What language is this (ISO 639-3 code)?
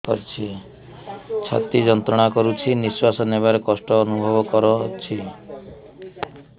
ori